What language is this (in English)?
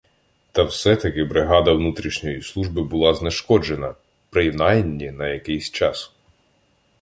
Ukrainian